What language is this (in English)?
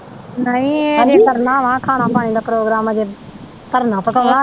Punjabi